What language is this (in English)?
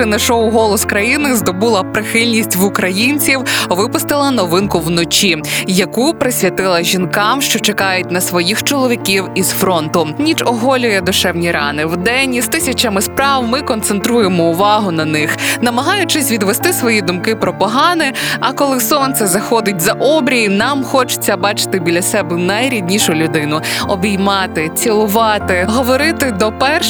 Ukrainian